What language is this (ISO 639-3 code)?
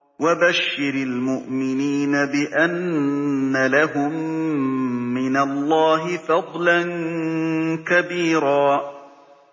ara